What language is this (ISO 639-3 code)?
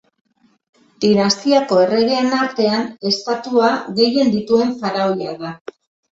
eus